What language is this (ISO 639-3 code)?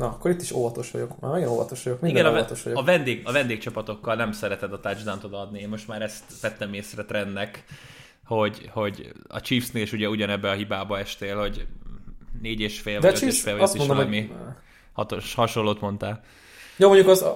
hun